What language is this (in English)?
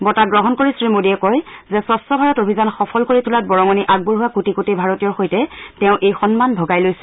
Assamese